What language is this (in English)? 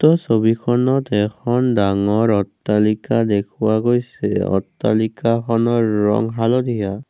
Assamese